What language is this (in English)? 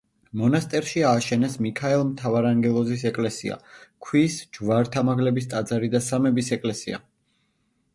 Georgian